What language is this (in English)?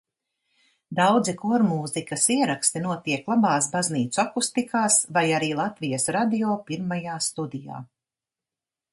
Latvian